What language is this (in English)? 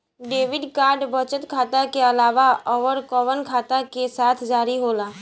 Bhojpuri